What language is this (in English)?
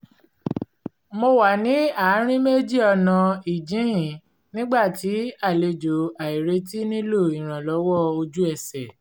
Yoruba